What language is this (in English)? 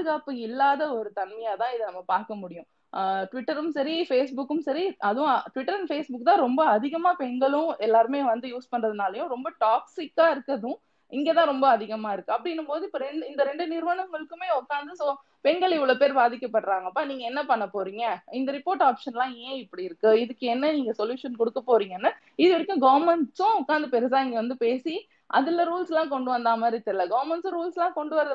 Tamil